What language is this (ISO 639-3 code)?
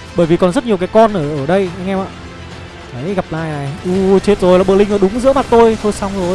vie